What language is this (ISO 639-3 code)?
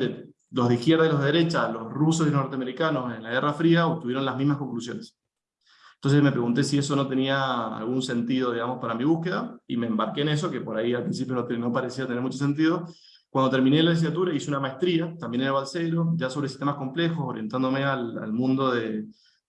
spa